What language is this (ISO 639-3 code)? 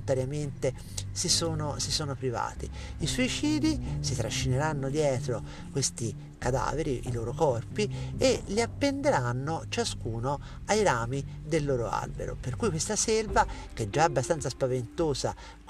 ita